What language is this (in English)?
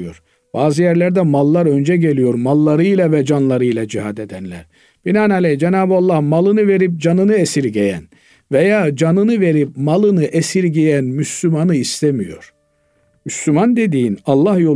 Turkish